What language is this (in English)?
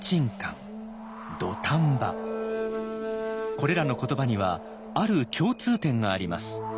Japanese